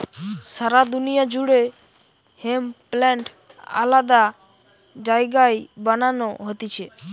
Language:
Bangla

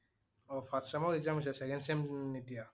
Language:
Assamese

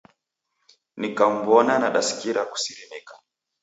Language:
Taita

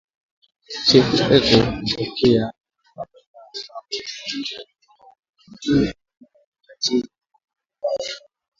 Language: Swahili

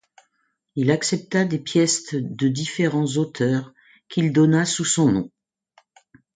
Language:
French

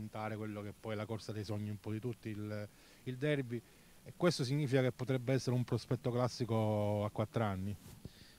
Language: Italian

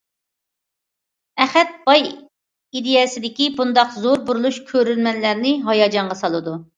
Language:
Uyghur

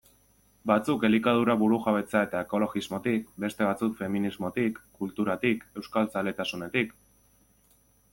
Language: Basque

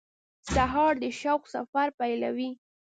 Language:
Pashto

